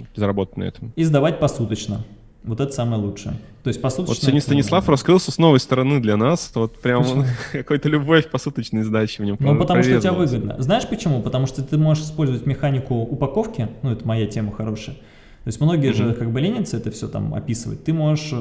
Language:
Russian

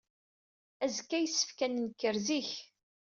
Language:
Kabyle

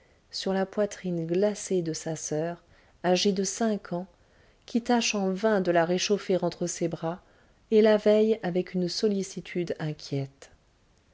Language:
French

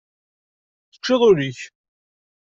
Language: Kabyle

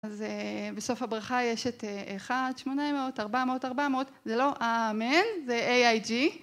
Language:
Hebrew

